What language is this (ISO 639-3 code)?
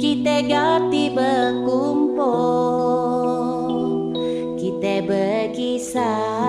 ind